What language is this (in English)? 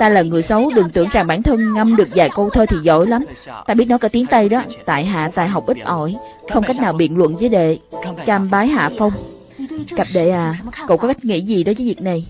Vietnamese